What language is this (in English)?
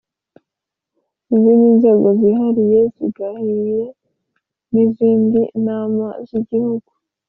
Kinyarwanda